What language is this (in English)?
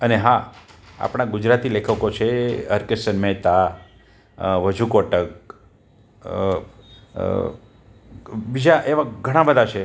Gujarati